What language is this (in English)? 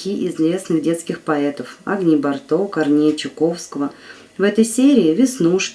Russian